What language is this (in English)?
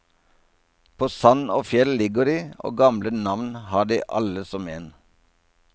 Norwegian